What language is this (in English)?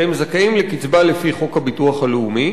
Hebrew